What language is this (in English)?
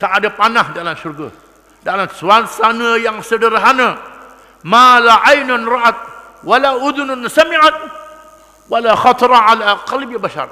Malay